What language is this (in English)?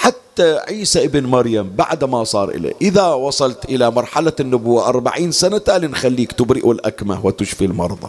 Arabic